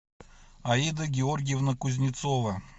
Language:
Russian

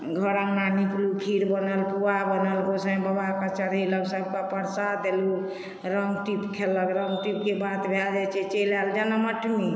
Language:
Maithili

